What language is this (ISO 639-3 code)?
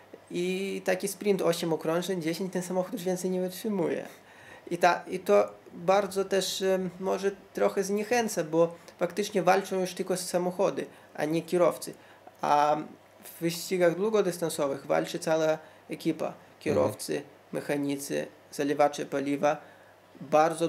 pol